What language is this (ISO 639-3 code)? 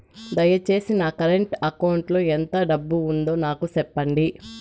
tel